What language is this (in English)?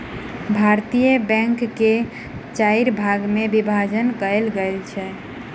Maithili